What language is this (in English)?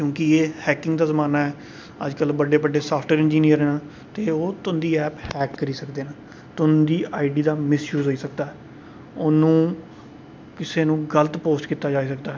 Dogri